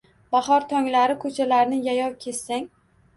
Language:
Uzbek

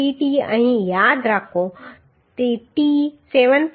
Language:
Gujarati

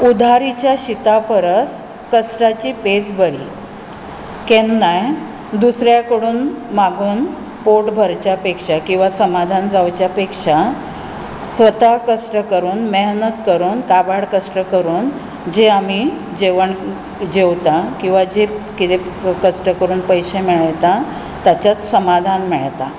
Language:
Konkani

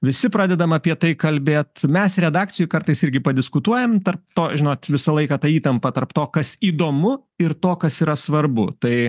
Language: Lithuanian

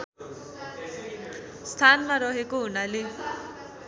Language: Nepali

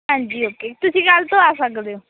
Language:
Punjabi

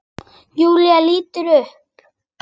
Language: Icelandic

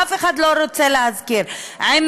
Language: Hebrew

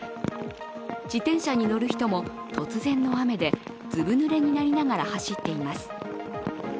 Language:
Japanese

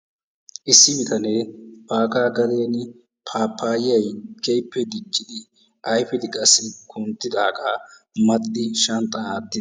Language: Wolaytta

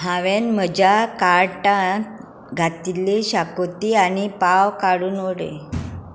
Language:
Konkani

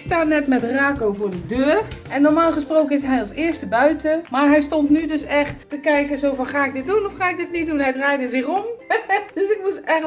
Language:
Dutch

